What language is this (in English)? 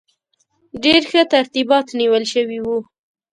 Pashto